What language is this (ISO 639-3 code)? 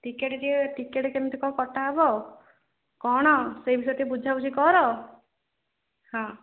ori